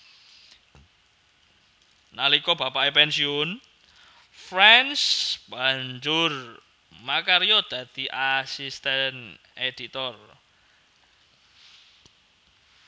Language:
Javanese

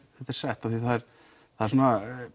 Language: Icelandic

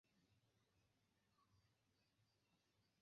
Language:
Esperanto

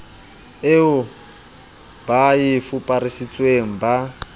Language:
Southern Sotho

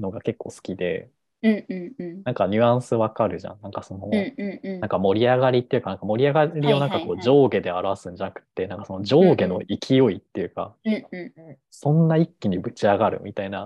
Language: Japanese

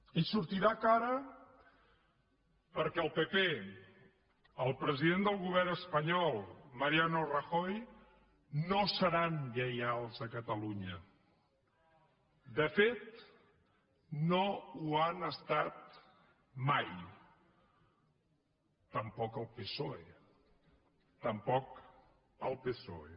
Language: Catalan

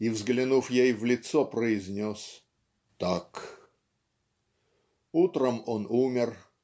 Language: Russian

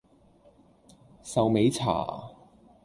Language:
Cantonese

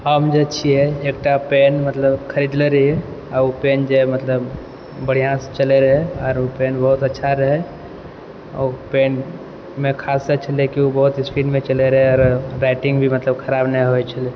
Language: Maithili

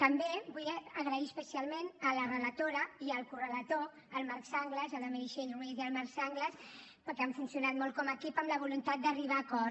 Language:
Catalan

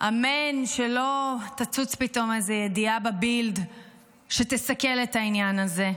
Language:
Hebrew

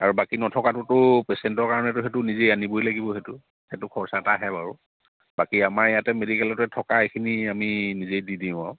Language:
Assamese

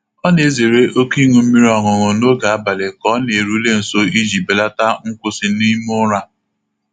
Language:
Igbo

